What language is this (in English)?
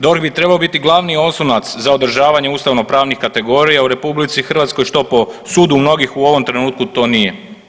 Croatian